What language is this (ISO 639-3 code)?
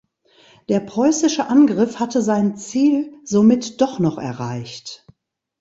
deu